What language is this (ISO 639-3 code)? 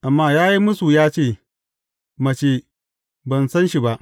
hau